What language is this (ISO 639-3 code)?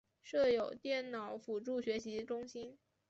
zho